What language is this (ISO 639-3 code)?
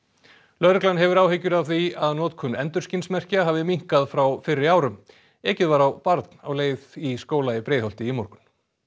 isl